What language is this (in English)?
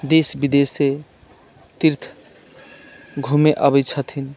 Maithili